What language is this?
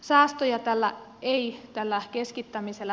Finnish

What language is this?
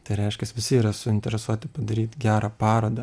Lithuanian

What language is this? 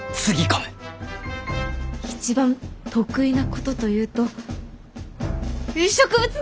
Japanese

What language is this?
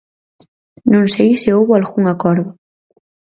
Galician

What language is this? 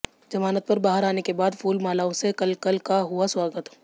Hindi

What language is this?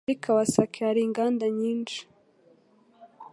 Kinyarwanda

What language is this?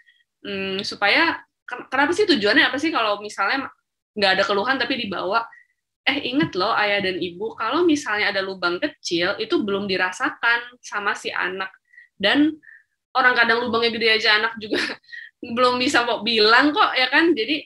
Indonesian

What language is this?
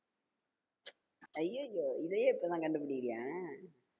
Tamil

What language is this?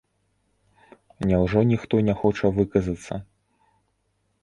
Belarusian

